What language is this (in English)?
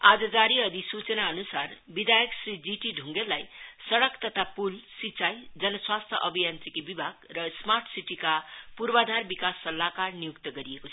Nepali